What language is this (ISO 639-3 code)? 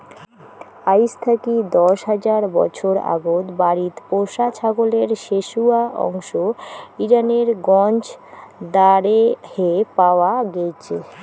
ben